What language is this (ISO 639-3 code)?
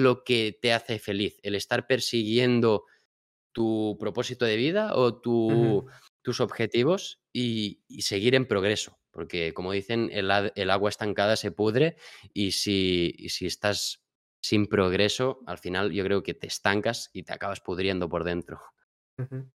spa